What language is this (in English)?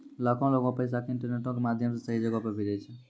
Maithili